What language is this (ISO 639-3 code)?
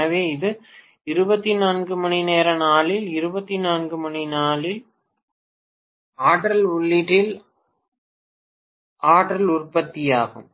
tam